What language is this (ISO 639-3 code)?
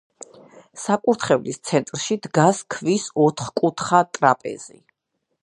kat